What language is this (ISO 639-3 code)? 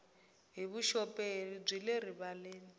tso